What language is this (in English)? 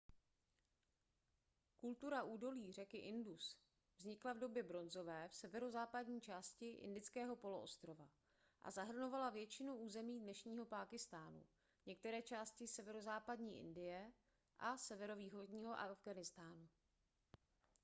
Czech